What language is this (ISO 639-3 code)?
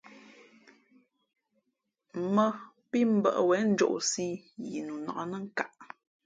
fmp